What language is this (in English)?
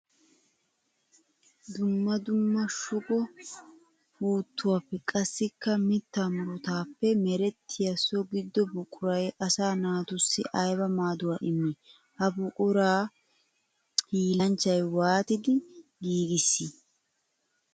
Wolaytta